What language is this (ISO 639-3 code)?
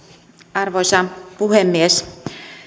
fin